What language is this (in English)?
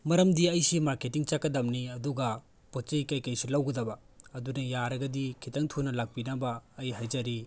Manipuri